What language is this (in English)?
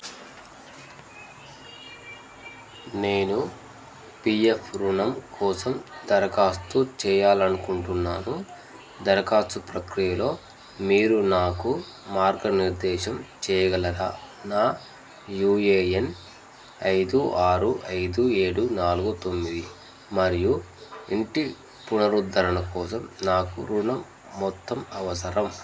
Telugu